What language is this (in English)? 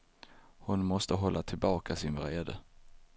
Swedish